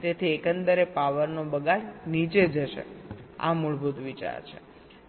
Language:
Gujarati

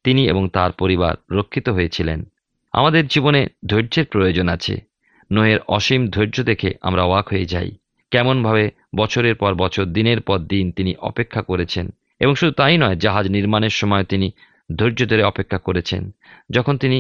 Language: Bangla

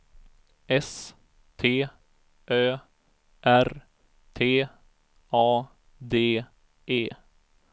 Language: Swedish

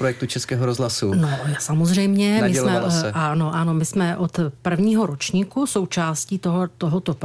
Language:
Czech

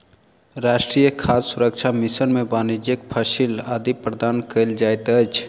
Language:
Maithili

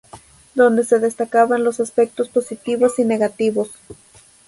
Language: Spanish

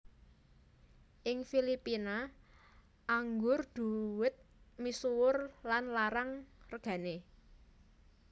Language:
Javanese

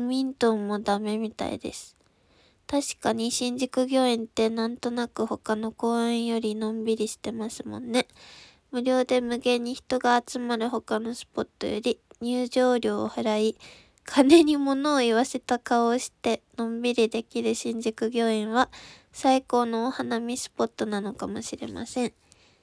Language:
Japanese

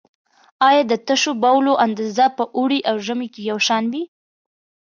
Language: Pashto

